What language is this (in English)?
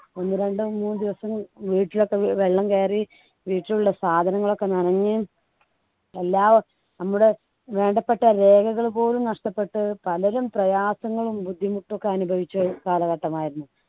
Malayalam